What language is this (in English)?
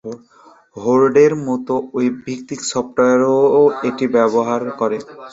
Bangla